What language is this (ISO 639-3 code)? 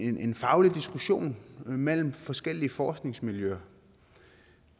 dan